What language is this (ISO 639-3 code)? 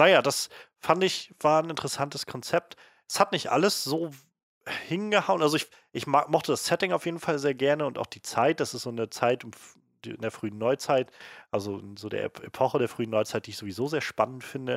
deu